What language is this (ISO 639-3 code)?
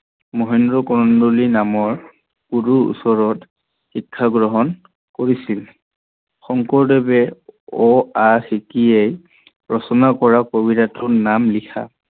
asm